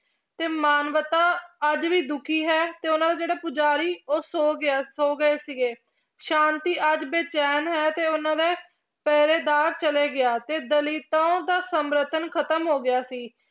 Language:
Punjabi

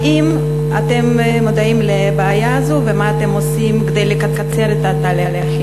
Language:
Hebrew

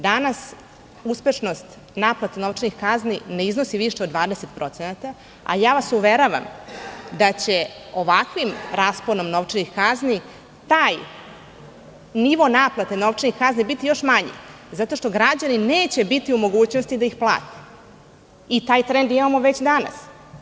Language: Serbian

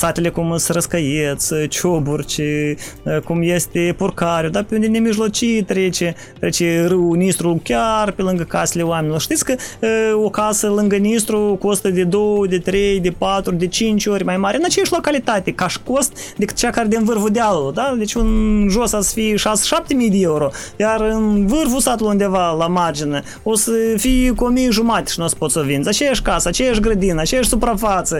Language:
Romanian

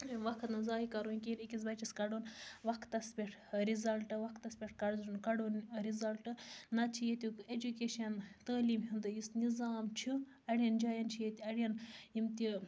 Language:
Kashmiri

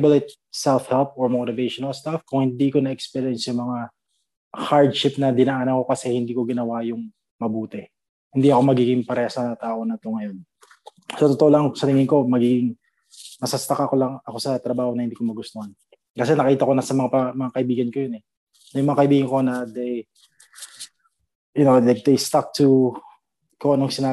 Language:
Filipino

